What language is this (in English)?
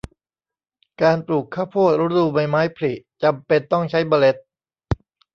Thai